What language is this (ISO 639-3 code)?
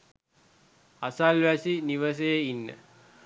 sin